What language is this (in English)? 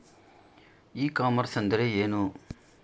Kannada